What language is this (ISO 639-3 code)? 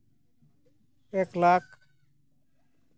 sat